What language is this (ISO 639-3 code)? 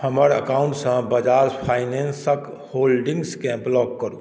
mai